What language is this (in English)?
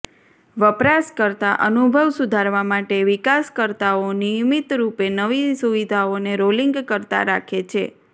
Gujarati